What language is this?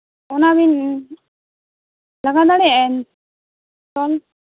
Santali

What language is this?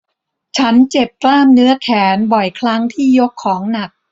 Thai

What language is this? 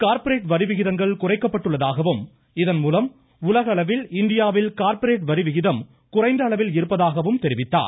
Tamil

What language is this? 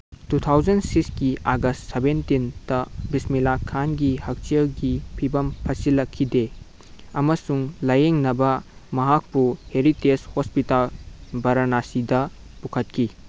Manipuri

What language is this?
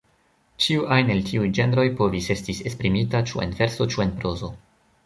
Esperanto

